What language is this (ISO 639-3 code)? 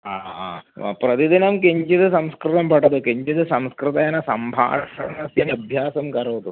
san